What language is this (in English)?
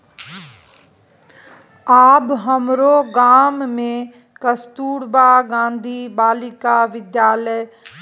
Maithili